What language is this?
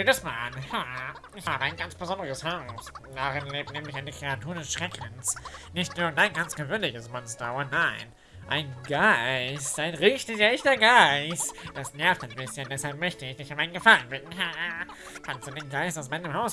German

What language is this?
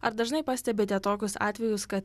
Lithuanian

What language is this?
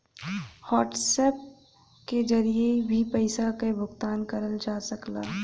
Bhojpuri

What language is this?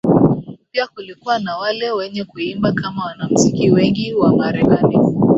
Swahili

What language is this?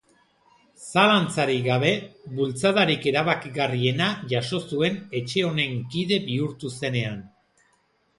Basque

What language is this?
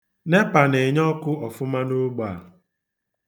Igbo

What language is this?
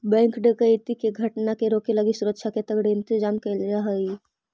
Magahi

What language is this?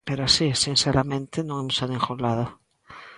Galician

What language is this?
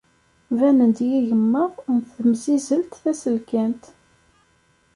Kabyle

